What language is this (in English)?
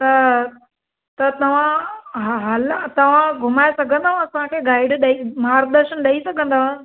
Sindhi